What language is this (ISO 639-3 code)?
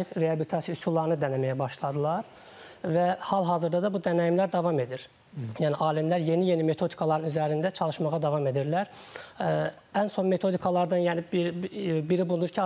tur